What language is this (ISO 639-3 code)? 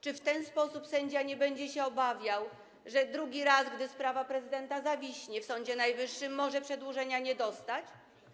pol